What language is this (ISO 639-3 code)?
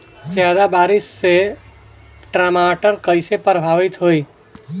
bho